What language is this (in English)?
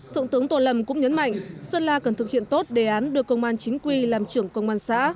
Vietnamese